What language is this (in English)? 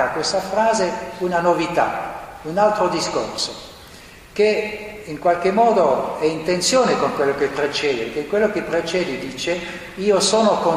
Italian